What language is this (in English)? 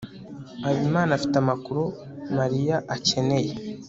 Kinyarwanda